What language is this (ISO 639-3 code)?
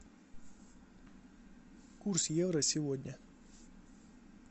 rus